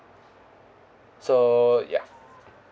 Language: English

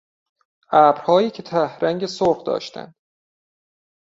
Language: Persian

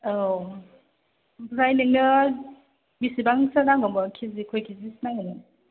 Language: Bodo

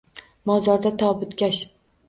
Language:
Uzbek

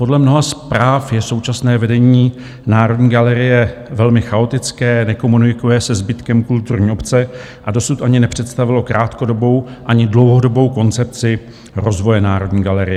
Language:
Czech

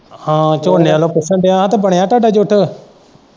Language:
Punjabi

